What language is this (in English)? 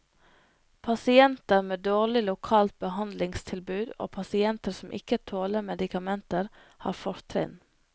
Norwegian